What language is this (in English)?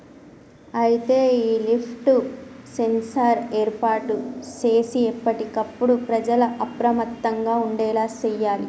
Telugu